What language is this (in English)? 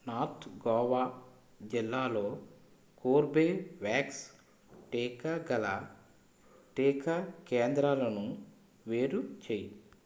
Telugu